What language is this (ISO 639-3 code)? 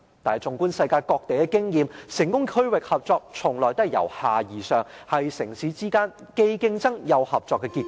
yue